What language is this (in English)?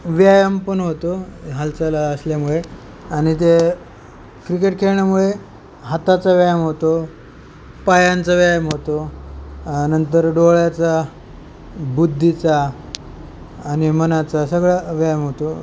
Marathi